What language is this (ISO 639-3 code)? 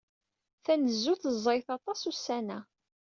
kab